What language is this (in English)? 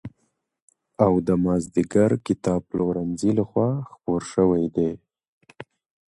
Pashto